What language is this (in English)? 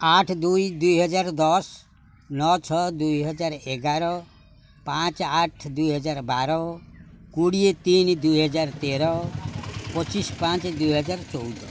Odia